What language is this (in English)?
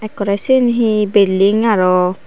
Chakma